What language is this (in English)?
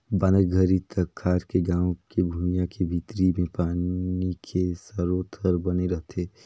Chhattisgarhi